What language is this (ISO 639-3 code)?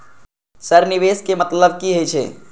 mai